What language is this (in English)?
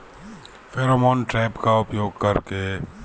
Bhojpuri